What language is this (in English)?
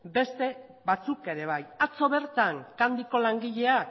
Basque